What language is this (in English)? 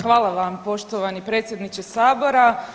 Croatian